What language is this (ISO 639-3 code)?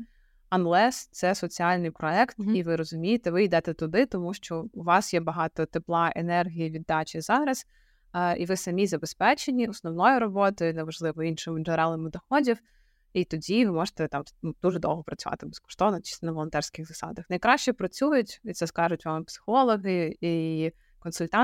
ukr